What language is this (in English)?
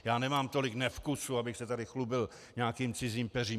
Czech